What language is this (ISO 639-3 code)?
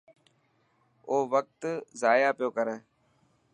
mki